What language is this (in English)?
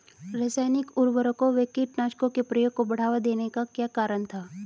Hindi